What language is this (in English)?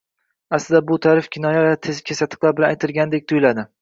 Uzbek